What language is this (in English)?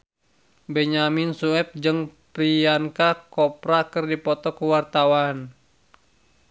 Sundanese